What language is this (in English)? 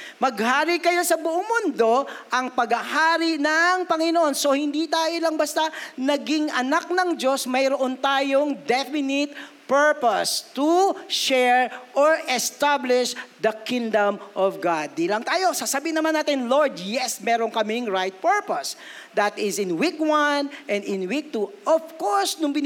Filipino